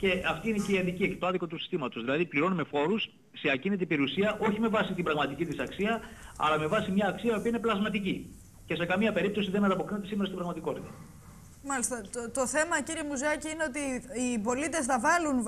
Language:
Greek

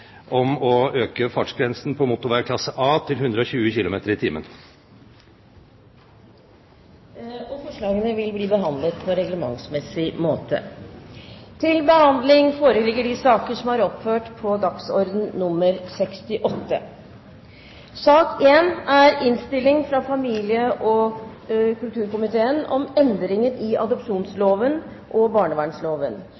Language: Norwegian Bokmål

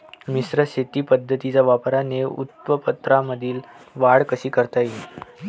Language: Marathi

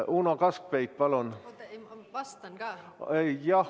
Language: Estonian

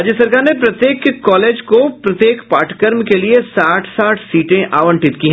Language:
Hindi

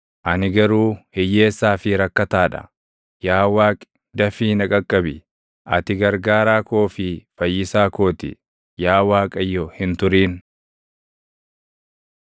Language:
Oromo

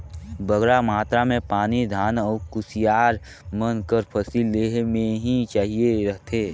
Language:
Chhattisgarhi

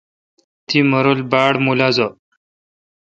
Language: Kalkoti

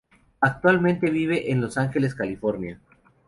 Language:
Spanish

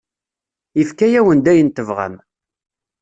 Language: Kabyle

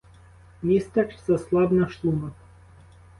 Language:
Ukrainian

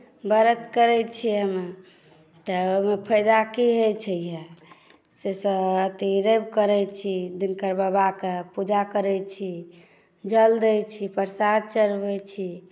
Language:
Maithili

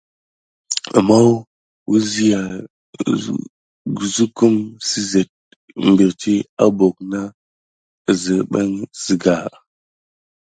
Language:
Gidar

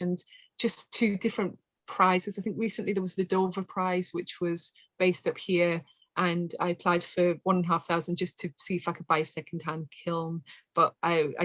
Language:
English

